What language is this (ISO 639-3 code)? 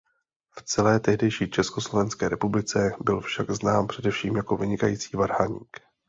ces